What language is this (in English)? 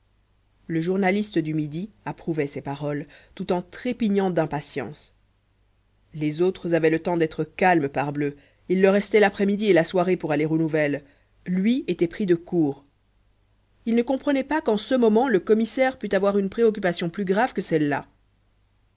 French